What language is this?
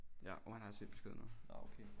Danish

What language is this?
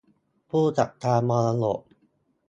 Thai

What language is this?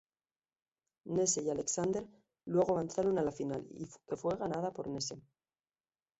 Spanish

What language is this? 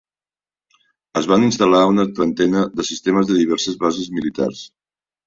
Catalan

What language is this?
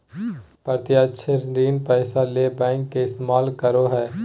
Magahi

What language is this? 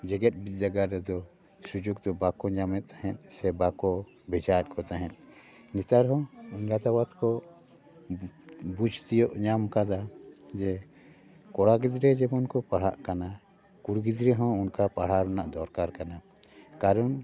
Santali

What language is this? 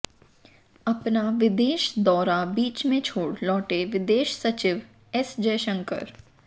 Hindi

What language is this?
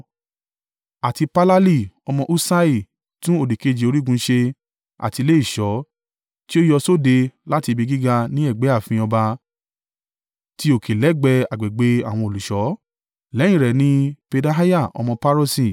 Yoruba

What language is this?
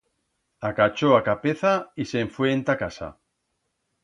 Aragonese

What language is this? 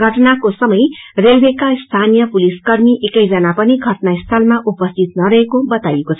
Nepali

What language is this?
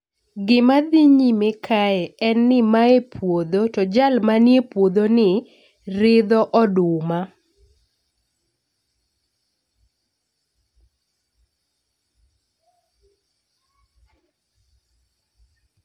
Luo (Kenya and Tanzania)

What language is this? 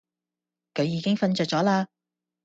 Cantonese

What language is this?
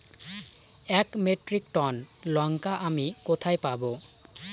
Bangla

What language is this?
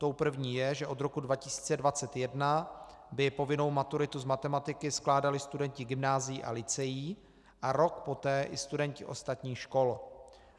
Czech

